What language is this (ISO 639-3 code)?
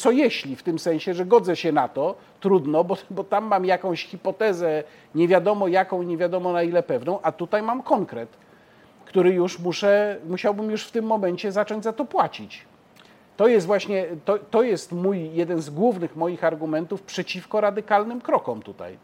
pol